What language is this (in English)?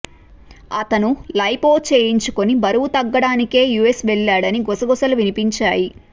Telugu